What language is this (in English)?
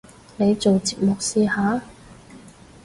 Cantonese